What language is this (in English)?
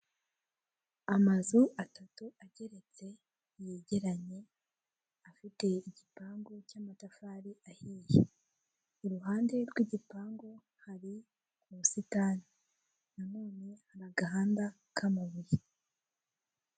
Kinyarwanda